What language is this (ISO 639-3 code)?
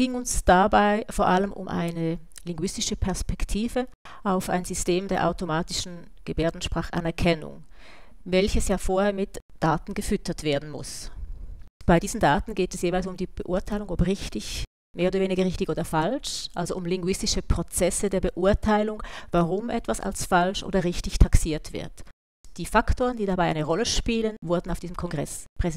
deu